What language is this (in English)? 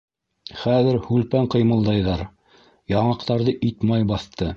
Bashkir